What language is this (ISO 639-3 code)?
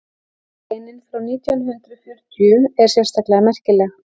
isl